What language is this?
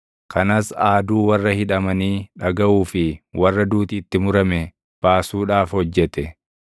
Oromo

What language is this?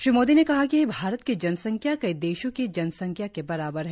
Hindi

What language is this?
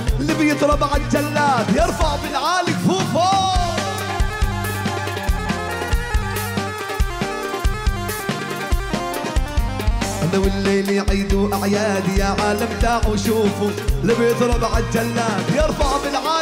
Arabic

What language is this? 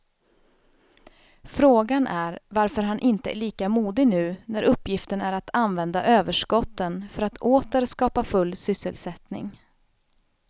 Swedish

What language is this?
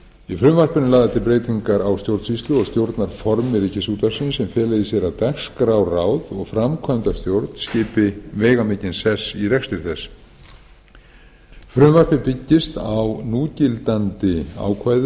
Icelandic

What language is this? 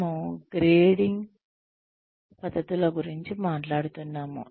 Telugu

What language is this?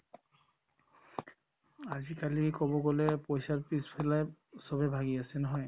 Assamese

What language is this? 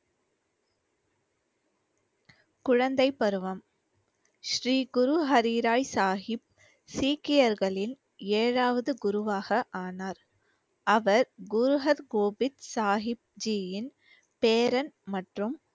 Tamil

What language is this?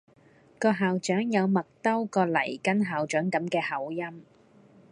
Cantonese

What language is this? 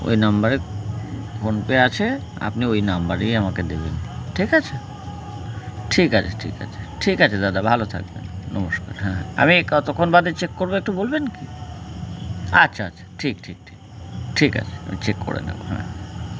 Bangla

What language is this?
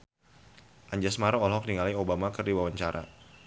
Sundanese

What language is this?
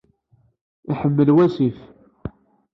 Kabyle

